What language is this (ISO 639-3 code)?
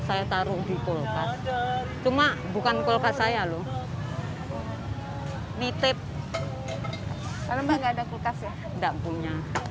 ind